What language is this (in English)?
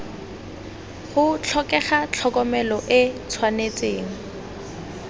Tswana